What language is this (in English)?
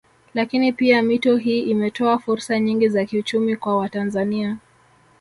Swahili